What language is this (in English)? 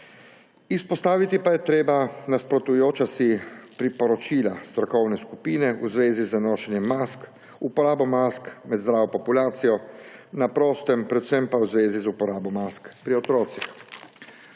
Slovenian